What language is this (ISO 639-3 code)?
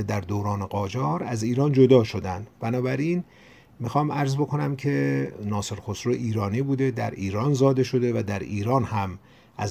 fas